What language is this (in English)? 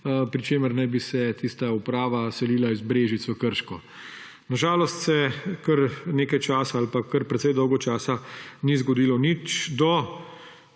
Slovenian